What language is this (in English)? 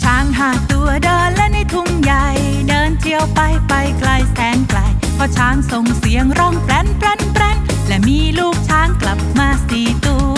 Thai